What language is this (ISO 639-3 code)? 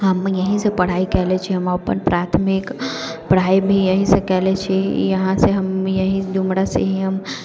mai